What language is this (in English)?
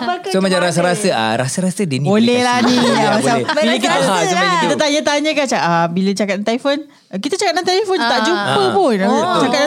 Malay